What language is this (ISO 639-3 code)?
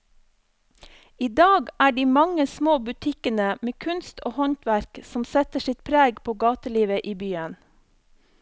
nor